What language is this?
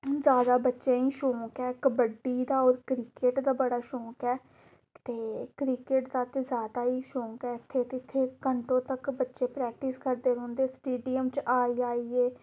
Dogri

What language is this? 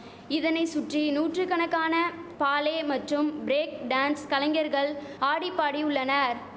Tamil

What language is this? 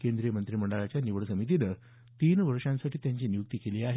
Marathi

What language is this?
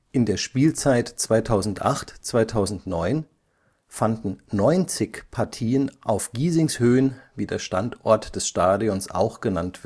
German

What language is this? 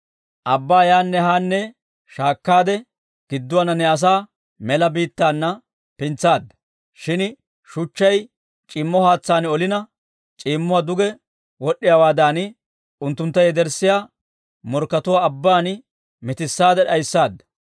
Dawro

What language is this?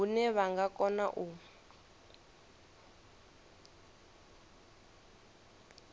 Venda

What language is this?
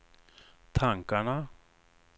Swedish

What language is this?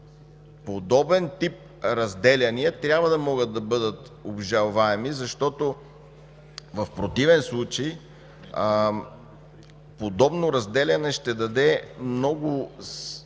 Bulgarian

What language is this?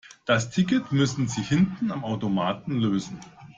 German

